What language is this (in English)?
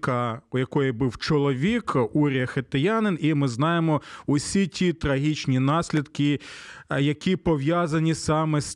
Ukrainian